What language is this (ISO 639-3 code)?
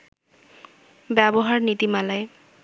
ben